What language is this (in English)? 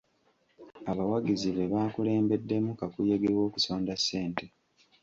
Ganda